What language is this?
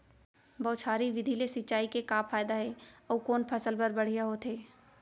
Chhattisgarhi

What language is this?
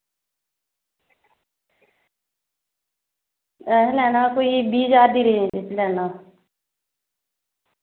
Dogri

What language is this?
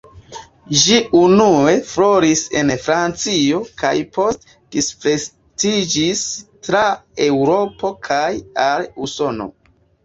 Esperanto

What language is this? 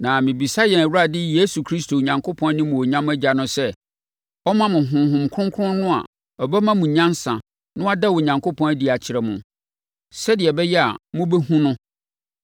Akan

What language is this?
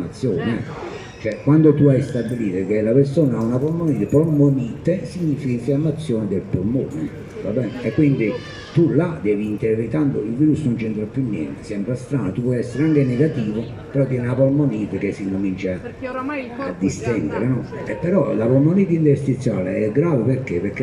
Italian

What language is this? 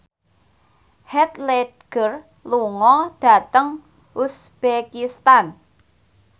Javanese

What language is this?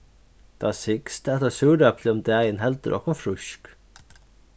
Faroese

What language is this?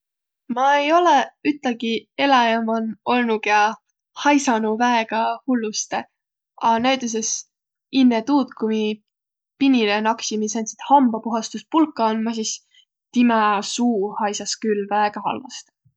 Võro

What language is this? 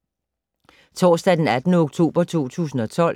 Danish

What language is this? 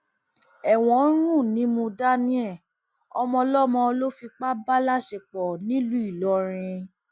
Yoruba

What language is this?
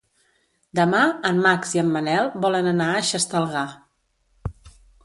Catalan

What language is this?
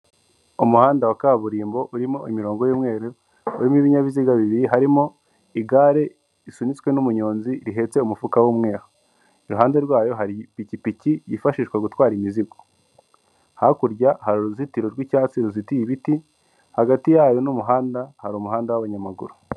Kinyarwanda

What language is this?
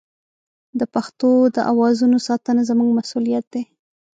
Pashto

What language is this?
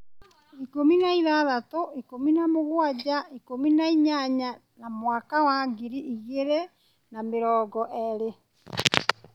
Kikuyu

